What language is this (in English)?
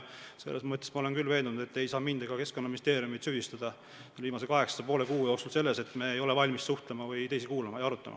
Estonian